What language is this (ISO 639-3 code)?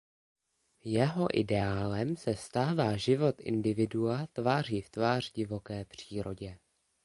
ces